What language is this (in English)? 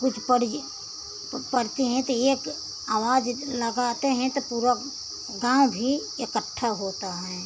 Hindi